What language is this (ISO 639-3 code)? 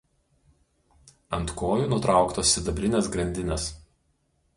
lit